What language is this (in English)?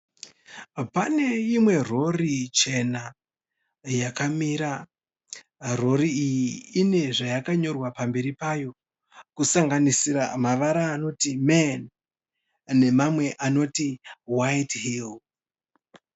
Shona